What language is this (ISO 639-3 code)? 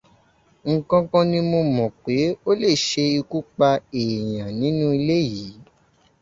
yor